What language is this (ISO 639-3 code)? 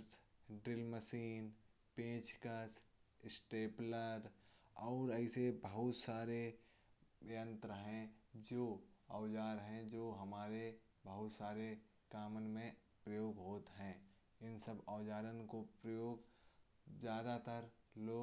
bjj